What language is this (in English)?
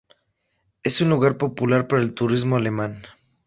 Spanish